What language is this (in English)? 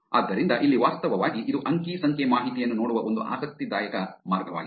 Kannada